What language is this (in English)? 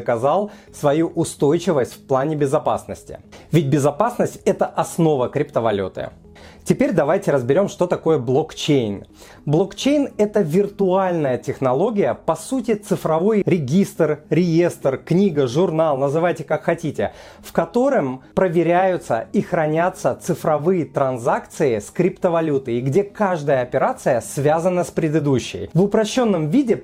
Russian